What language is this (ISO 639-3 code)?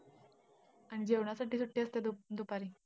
mar